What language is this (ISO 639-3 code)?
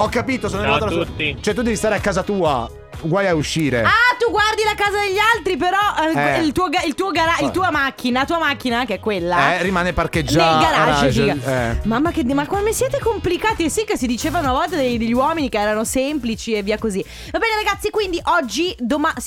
ita